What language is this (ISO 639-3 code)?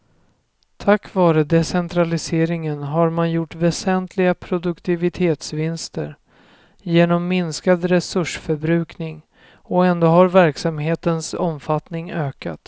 swe